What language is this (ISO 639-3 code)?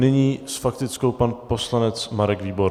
ces